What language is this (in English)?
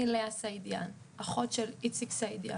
Hebrew